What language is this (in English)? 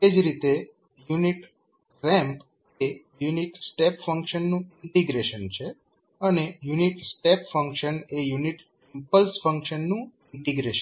Gujarati